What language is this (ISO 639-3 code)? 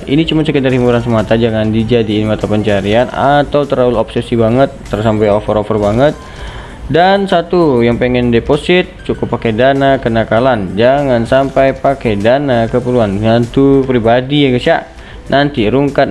ind